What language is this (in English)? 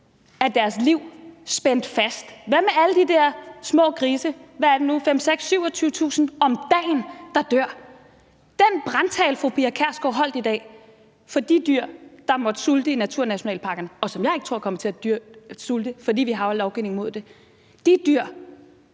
Danish